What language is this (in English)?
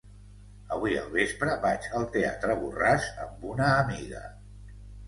Catalan